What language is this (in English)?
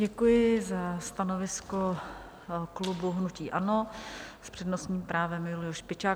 Czech